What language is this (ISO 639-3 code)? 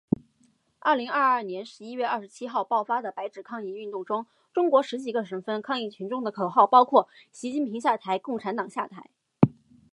zho